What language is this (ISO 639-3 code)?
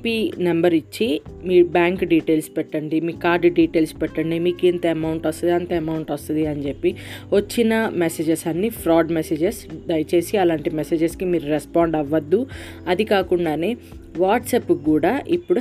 tel